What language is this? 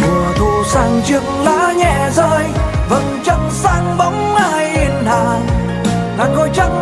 Vietnamese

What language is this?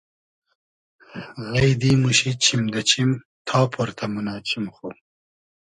Hazaragi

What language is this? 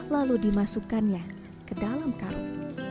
Indonesian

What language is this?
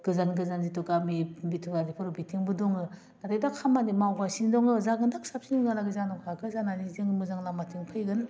Bodo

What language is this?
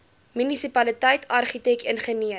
Afrikaans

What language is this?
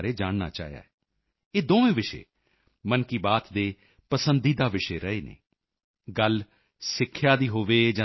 Punjabi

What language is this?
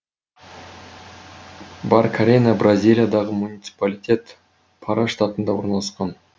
Kazakh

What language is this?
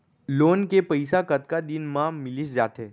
Chhattisgarhi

